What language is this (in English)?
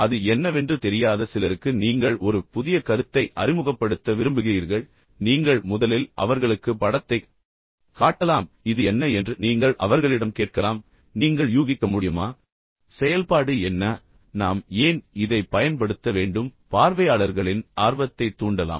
Tamil